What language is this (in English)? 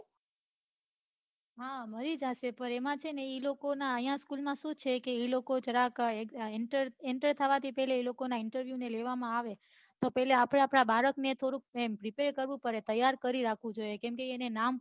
Gujarati